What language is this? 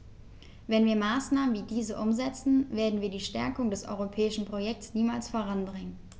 German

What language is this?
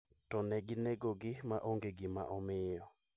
Luo (Kenya and Tanzania)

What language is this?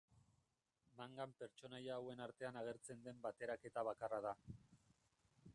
Basque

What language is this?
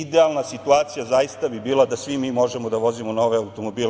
Serbian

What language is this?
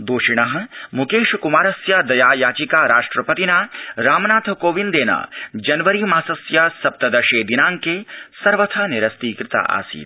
Sanskrit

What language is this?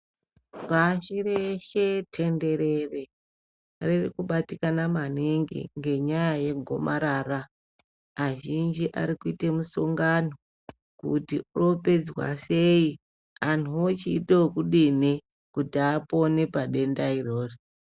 Ndau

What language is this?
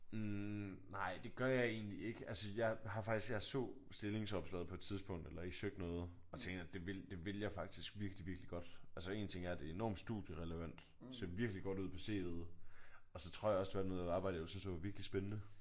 Danish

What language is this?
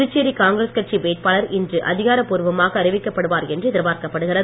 Tamil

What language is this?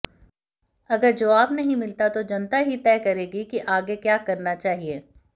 Hindi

